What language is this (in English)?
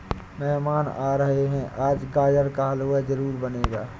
Hindi